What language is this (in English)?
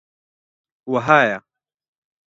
Central Kurdish